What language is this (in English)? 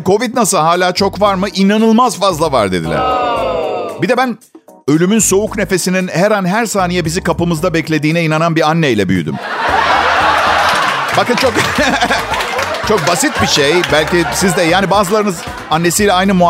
Turkish